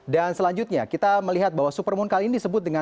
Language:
Indonesian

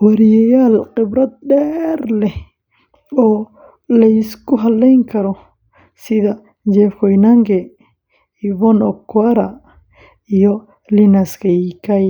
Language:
Somali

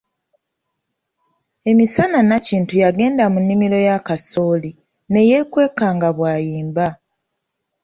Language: Ganda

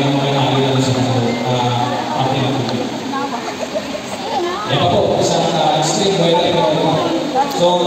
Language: Filipino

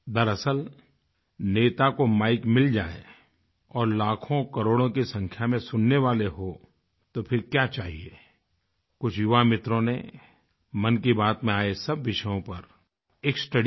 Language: Hindi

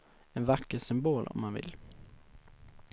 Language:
Swedish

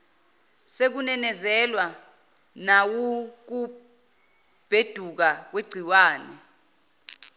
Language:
Zulu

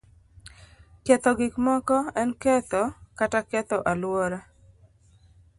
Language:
Luo (Kenya and Tanzania)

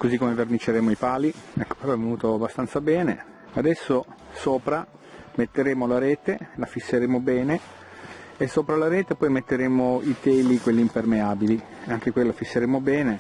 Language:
Italian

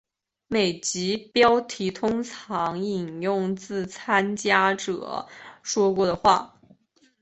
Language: Chinese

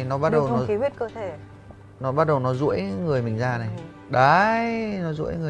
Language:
Vietnamese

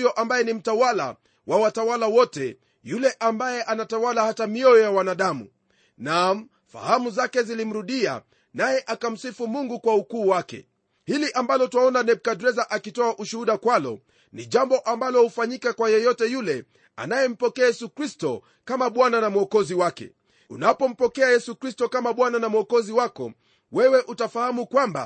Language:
Swahili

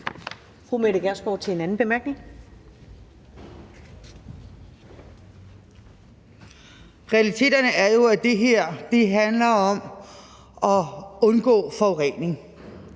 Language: Danish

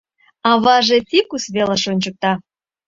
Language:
Mari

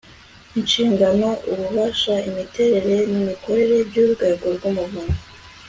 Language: Kinyarwanda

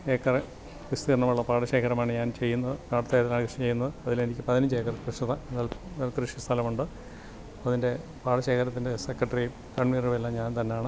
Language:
Malayalam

